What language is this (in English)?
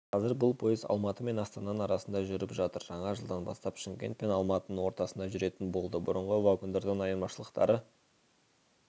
Kazakh